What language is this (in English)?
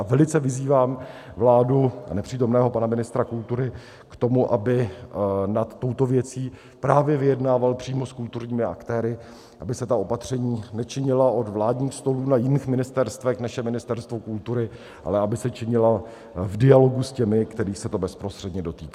Czech